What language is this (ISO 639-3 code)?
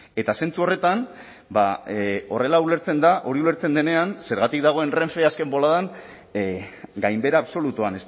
eus